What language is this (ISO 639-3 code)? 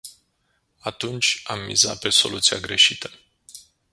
ron